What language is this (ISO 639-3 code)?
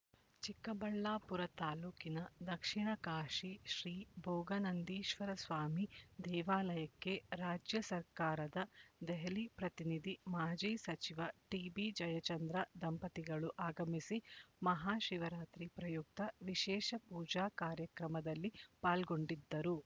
kan